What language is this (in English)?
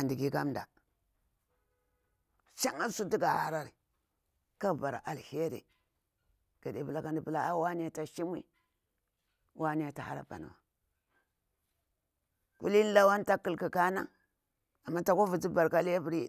Bura-Pabir